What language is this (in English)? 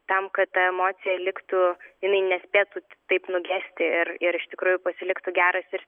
Lithuanian